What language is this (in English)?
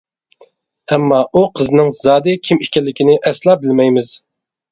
Uyghur